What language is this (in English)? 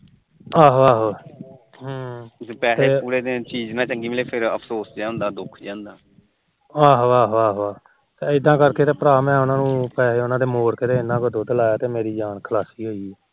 Punjabi